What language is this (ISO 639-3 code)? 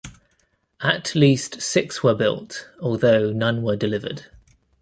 eng